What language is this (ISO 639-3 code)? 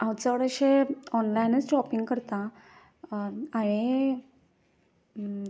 kok